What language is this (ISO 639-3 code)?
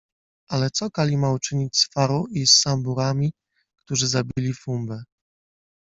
pol